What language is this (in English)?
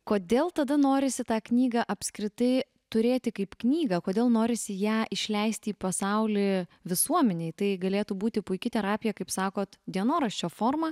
Lithuanian